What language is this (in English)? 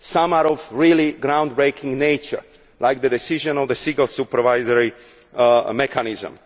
English